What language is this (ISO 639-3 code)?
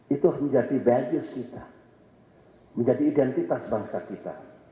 ind